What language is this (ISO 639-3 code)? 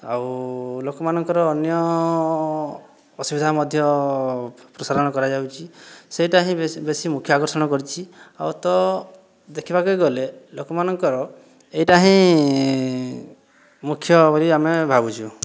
ori